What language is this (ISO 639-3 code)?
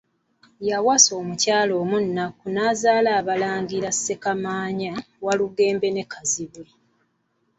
lug